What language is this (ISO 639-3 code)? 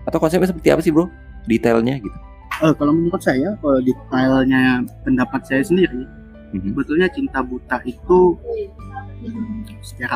ind